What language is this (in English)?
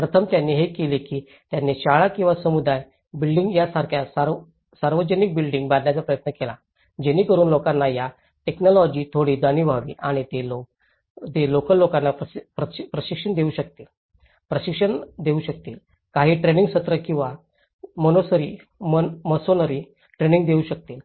Marathi